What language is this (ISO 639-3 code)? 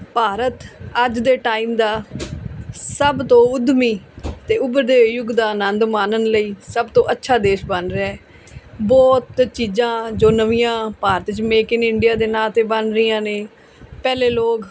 pan